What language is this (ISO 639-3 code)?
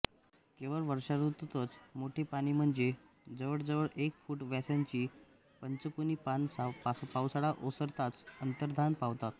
mar